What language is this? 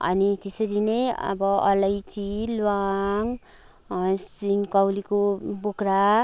Nepali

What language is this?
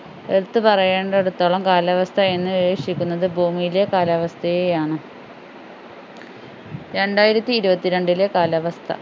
Malayalam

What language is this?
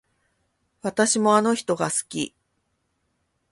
Japanese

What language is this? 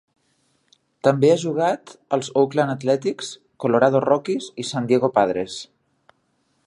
Catalan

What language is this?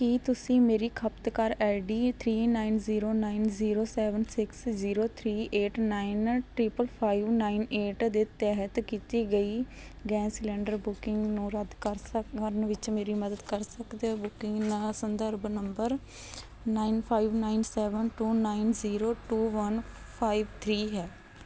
Punjabi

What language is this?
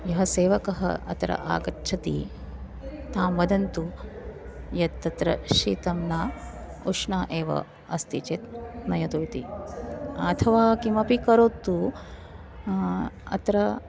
Sanskrit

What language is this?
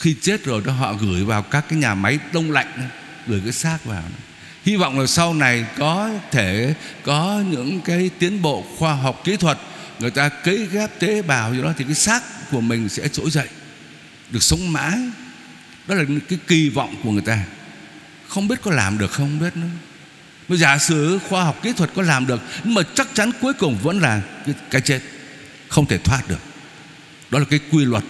Vietnamese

